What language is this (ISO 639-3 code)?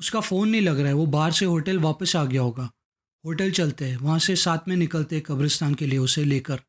hin